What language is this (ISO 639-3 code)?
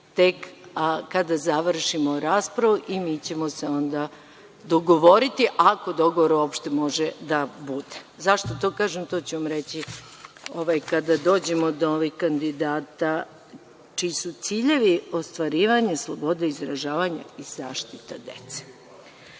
srp